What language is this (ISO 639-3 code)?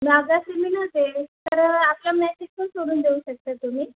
mar